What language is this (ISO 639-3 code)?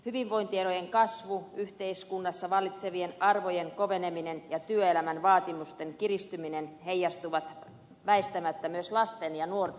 fin